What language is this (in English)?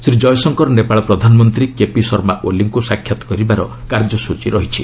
Odia